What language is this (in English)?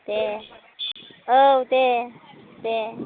Bodo